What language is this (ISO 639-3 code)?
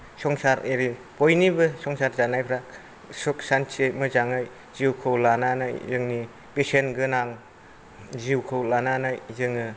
brx